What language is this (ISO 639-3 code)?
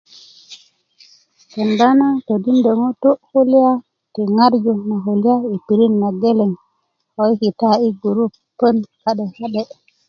ukv